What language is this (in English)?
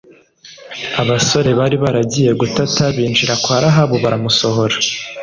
Kinyarwanda